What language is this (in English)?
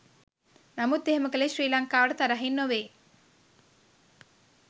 Sinhala